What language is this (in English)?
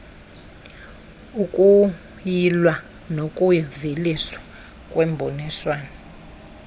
Xhosa